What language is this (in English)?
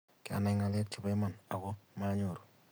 Kalenjin